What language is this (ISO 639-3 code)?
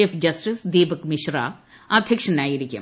mal